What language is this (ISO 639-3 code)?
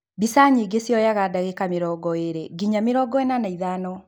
kik